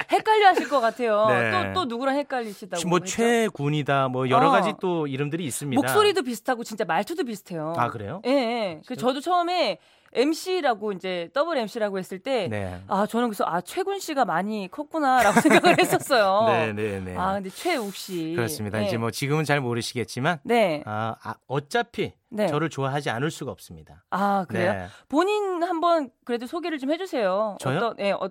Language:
Korean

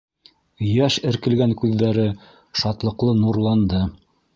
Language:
Bashkir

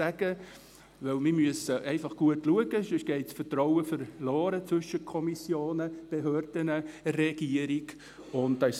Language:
Swiss German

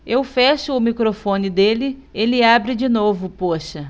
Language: Portuguese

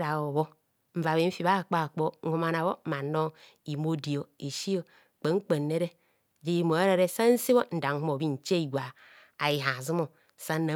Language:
Kohumono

